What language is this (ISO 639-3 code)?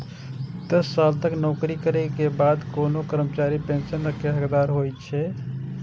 mai